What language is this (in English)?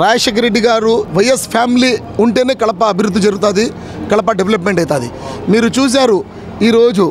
Telugu